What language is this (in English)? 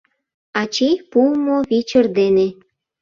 Mari